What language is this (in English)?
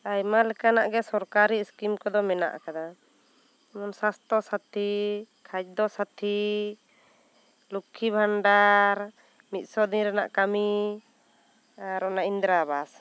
Santali